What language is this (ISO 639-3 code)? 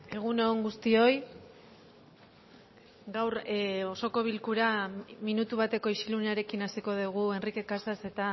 eus